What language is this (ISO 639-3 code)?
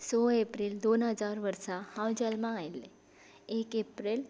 kok